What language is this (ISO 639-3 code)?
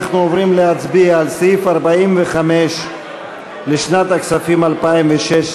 heb